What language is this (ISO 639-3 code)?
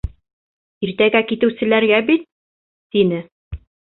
bak